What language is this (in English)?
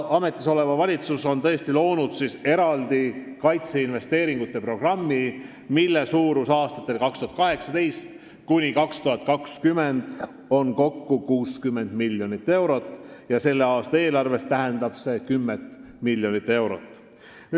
Estonian